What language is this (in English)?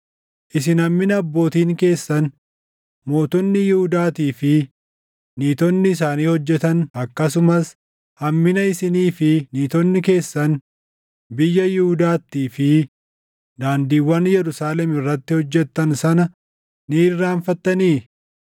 Oromo